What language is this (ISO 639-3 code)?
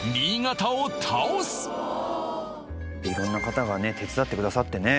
jpn